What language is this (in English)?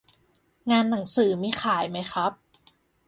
Thai